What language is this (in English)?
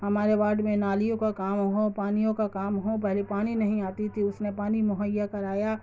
Urdu